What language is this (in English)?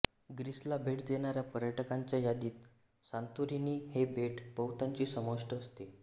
Marathi